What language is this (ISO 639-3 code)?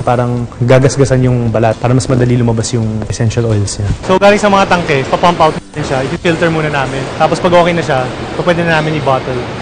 fil